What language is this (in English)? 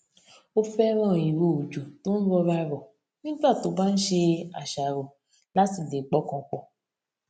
Yoruba